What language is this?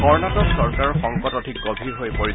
Assamese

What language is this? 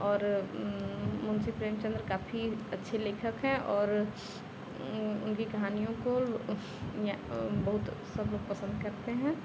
Hindi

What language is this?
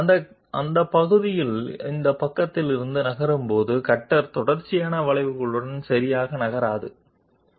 Telugu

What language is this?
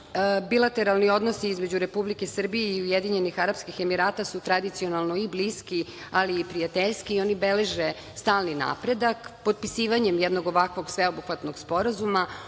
Serbian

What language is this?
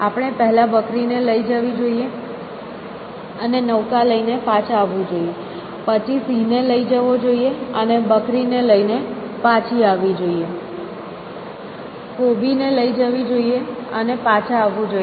Gujarati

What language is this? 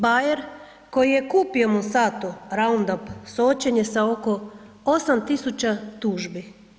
Croatian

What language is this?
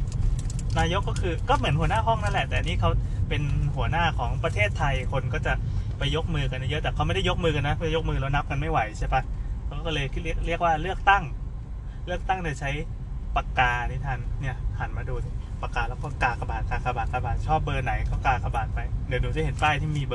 Thai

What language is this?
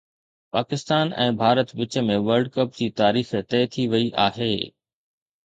Sindhi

